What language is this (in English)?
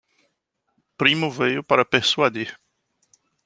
Portuguese